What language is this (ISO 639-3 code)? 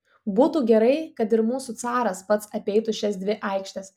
lit